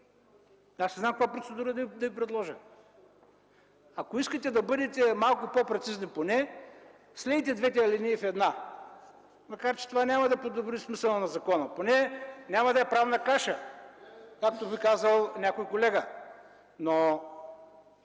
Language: Bulgarian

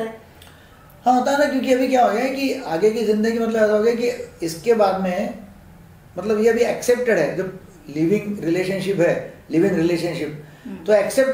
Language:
Hindi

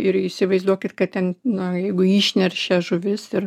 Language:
Lithuanian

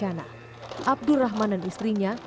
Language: Indonesian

